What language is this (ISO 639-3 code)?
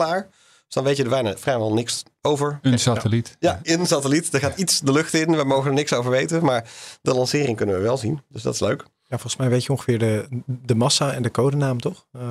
nld